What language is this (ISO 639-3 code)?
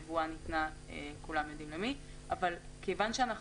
heb